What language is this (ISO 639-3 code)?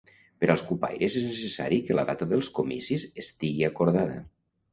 cat